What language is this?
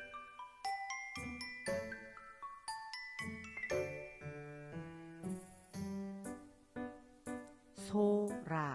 Korean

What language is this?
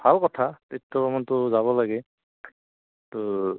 Assamese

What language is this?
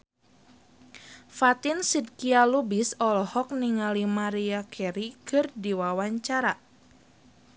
Sundanese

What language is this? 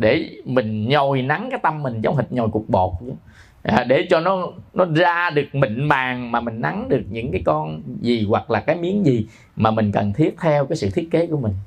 Vietnamese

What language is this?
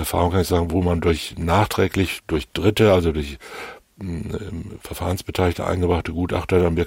German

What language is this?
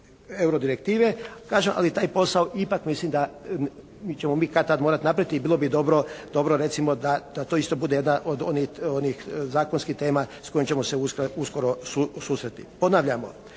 Croatian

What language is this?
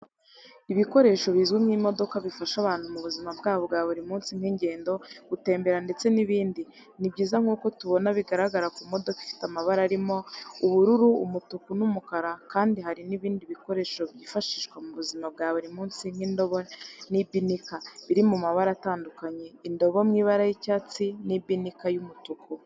Kinyarwanda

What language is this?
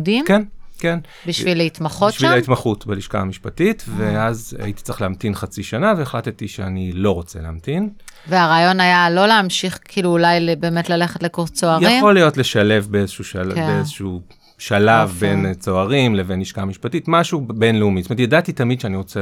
Hebrew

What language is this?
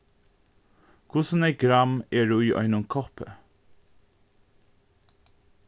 Faroese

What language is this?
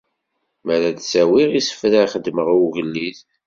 Kabyle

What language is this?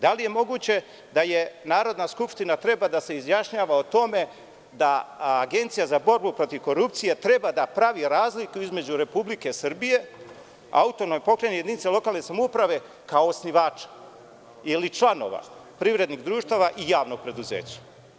Serbian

